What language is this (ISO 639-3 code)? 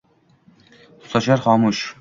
uzb